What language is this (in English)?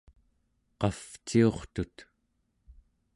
Central Yupik